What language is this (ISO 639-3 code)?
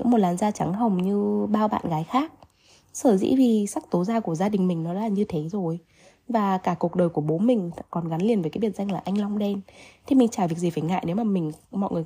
vie